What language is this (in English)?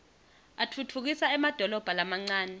Swati